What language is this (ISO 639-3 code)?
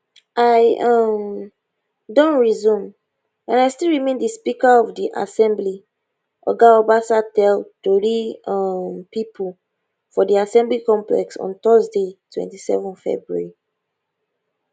pcm